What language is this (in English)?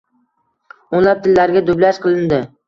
Uzbek